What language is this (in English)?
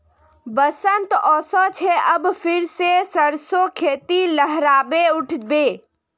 Magahi